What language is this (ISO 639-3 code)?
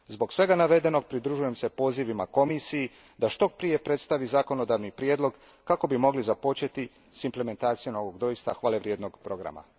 hrv